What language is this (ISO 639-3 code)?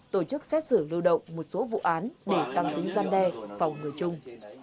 vie